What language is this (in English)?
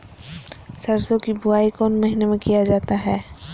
Magahi